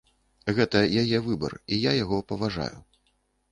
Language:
Belarusian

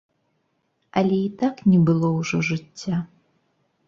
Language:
Belarusian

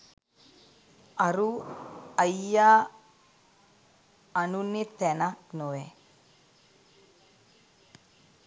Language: Sinhala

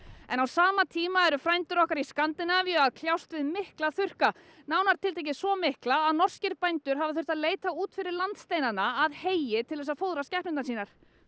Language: Icelandic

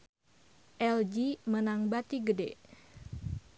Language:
Sundanese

